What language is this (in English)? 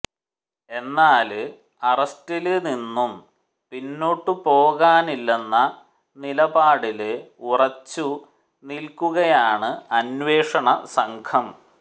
Malayalam